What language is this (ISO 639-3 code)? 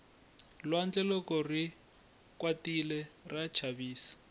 tso